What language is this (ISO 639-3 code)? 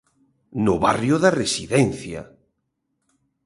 glg